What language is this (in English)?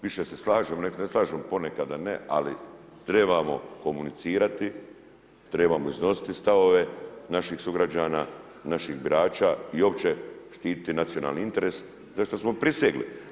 Croatian